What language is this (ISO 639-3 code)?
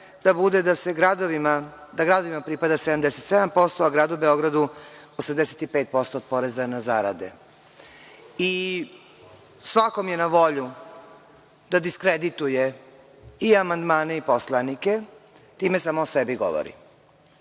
srp